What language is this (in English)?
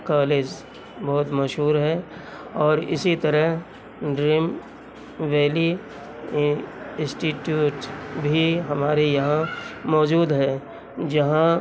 Urdu